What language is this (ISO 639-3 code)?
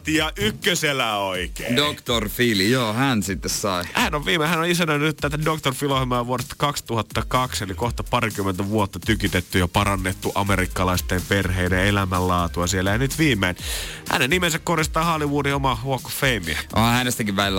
fin